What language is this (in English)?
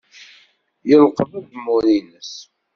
Kabyle